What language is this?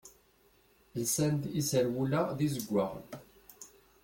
Kabyle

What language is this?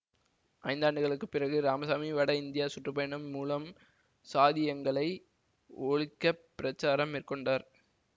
Tamil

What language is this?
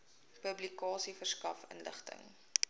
Afrikaans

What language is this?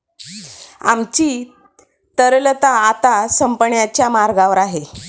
Marathi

